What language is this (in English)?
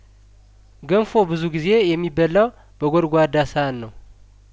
Amharic